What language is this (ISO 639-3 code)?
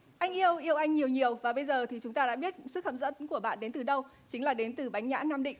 vie